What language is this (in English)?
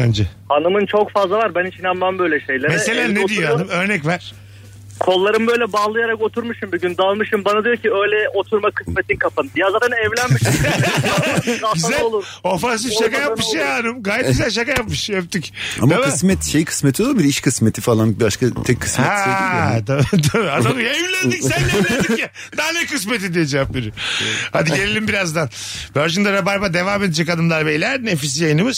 Turkish